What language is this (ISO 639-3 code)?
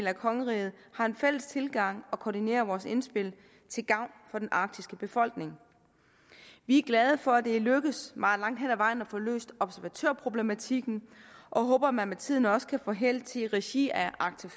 dan